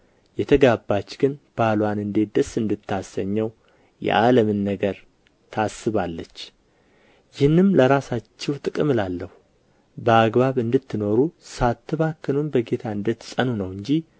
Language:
Amharic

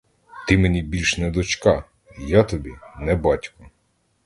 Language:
Ukrainian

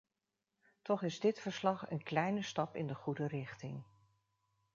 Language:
Dutch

